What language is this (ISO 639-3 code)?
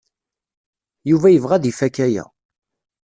kab